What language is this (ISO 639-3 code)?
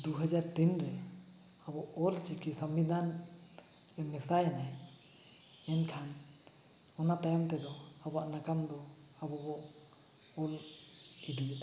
sat